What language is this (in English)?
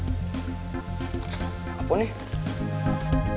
Indonesian